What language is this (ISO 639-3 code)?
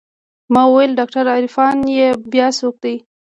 pus